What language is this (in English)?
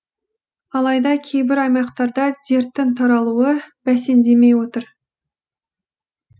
Kazakh